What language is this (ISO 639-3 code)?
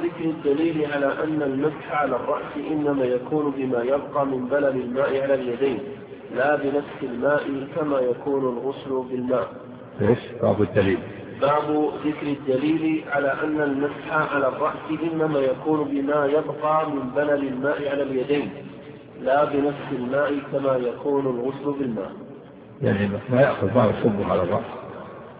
ara